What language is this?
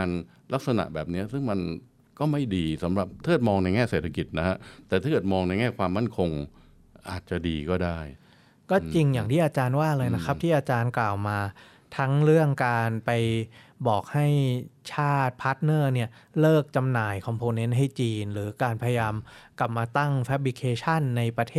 Thai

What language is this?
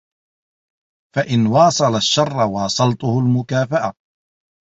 Arabic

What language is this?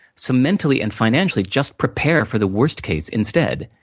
English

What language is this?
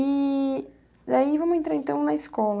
Portuguese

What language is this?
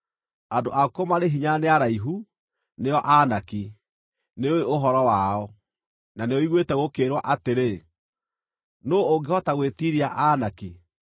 Kikuyu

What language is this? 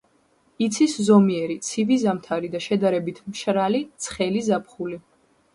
Georgian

